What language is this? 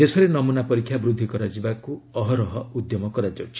Odia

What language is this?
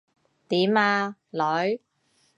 Cantonese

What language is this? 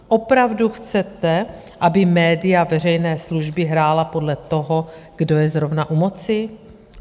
Czech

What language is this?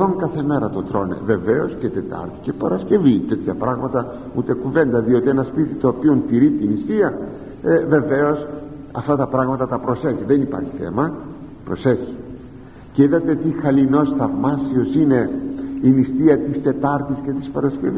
Greek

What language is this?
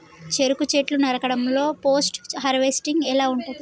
Telugu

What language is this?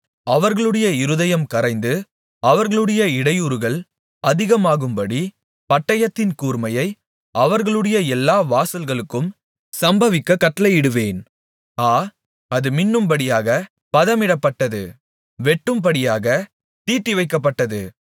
Tamil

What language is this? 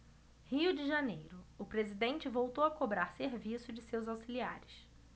Portuguese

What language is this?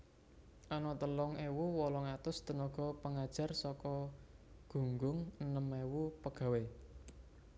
Javanese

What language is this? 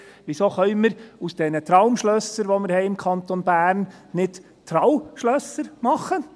Swiss German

